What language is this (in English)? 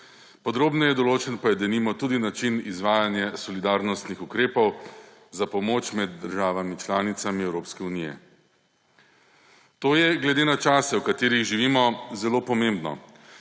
Slovenian